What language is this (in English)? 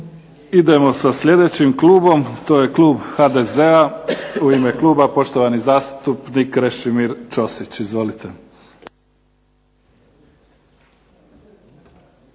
Croatian